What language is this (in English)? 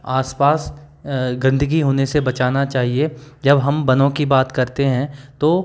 Hindi